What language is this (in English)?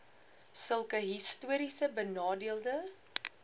Afrikaans